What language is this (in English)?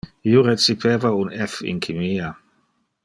Interlingua